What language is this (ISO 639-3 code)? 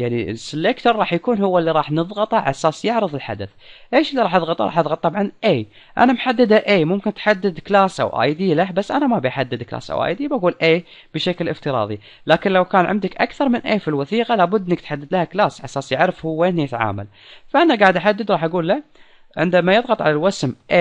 ara